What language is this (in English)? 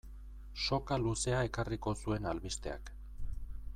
Basque